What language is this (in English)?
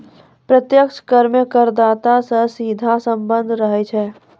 Maithili